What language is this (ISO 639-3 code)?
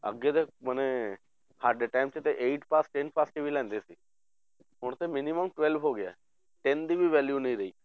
pan